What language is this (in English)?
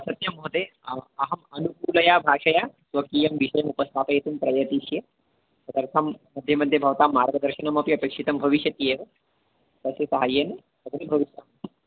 Sanskrit